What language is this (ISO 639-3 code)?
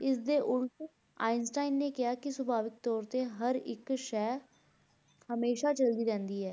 pan